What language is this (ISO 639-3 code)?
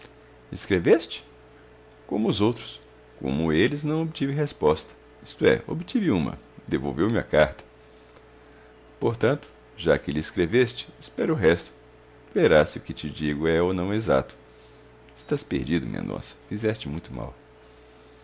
por